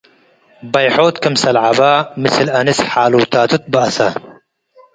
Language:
Tigre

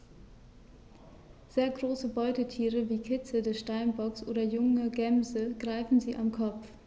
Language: German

